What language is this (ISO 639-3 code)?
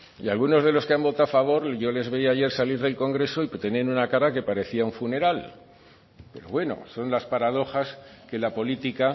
spa